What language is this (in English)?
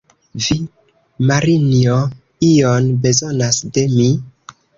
Esperanto